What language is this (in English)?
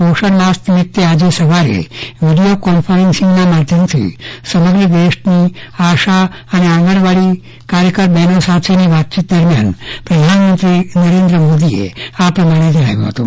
Gujarati